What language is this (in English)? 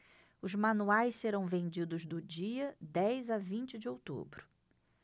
Portuguese